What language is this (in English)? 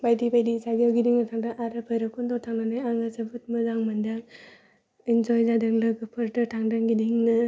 Bodo